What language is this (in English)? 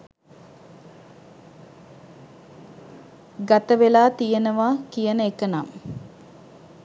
Sinhala